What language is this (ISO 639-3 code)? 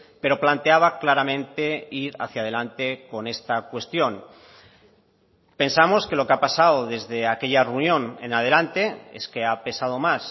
spa